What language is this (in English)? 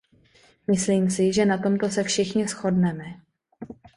Czech